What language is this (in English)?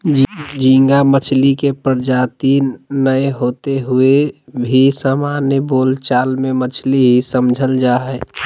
Magahi